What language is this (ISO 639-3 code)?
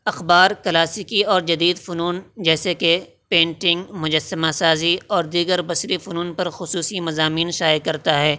urd